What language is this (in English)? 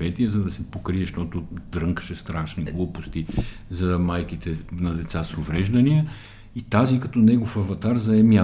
Bulgarian